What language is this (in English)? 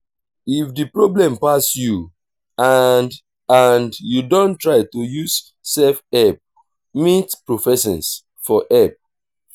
Nigerian Pidgin